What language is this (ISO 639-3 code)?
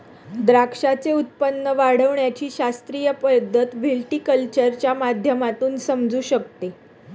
mar